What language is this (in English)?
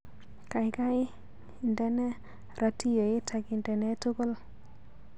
Kalenjin